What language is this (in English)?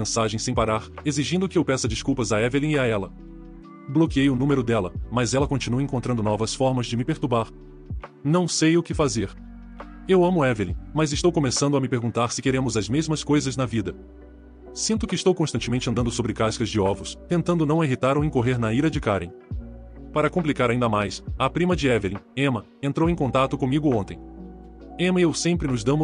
Portuguese